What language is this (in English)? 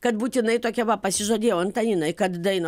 Lithuanian